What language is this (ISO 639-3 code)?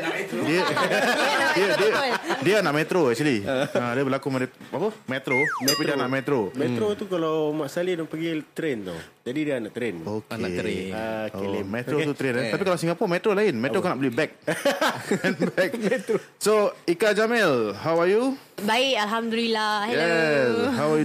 msa